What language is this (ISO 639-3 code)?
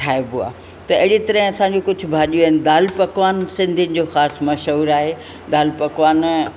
snd